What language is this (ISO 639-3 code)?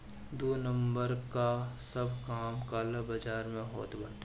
bho